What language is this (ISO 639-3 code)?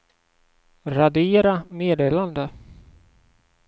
swe